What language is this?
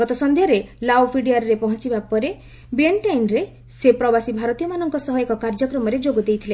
Odia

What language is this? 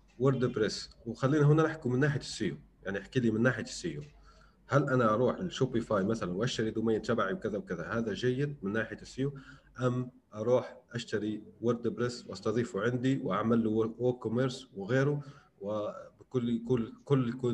Arabic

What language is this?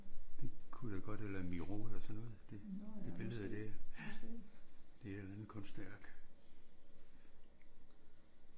Danish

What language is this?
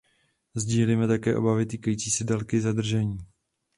Czech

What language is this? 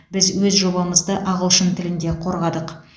Kazakh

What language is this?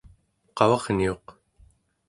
Central Yupik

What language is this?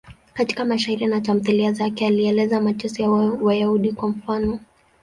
Swahili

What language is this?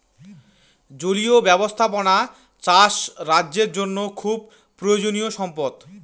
Bangla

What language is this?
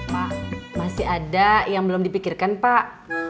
Indonesian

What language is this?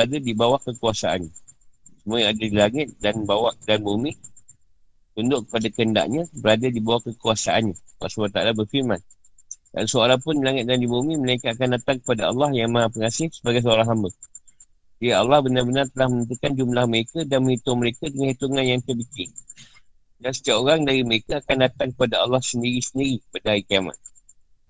Malay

